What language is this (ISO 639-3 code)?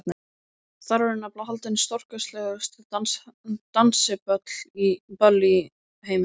isl